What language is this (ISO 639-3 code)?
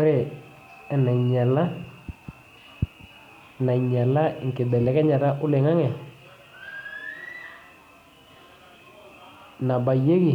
mas